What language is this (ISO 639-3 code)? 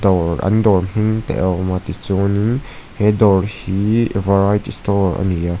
lus